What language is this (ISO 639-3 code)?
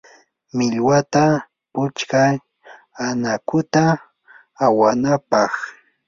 qur